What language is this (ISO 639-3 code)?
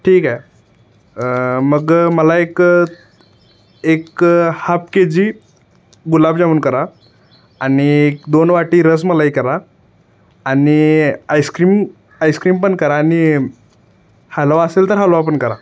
mar